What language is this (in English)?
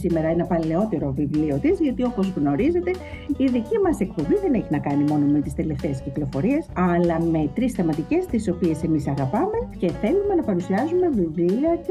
Greek